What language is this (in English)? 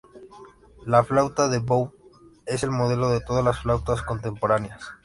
Spanish